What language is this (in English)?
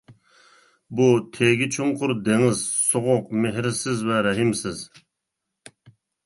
Uyghur